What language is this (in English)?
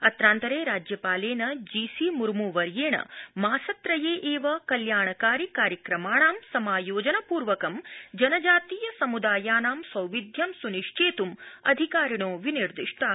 Sanskrit